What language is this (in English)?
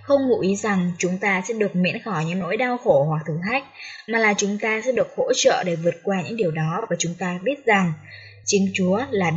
Vietnamese